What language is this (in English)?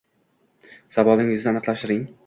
Uzbek